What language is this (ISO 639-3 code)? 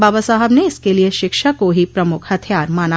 hin